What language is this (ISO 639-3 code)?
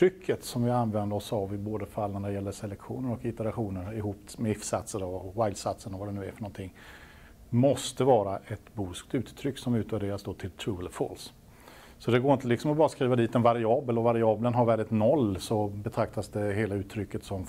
swe